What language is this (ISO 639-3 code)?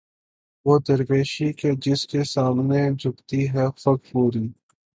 urd